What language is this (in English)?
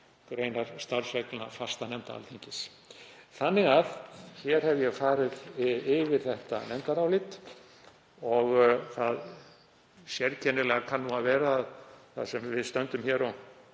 Icelandic